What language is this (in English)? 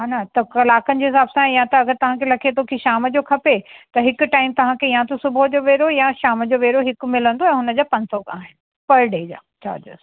Sindhi